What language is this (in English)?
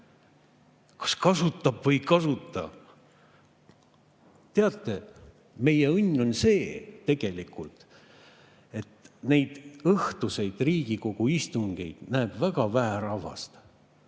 Estonian